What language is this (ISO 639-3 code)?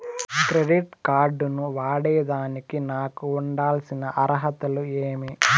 tel